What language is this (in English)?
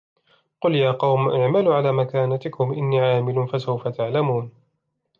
Arabic